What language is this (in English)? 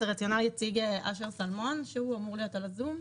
Hebrew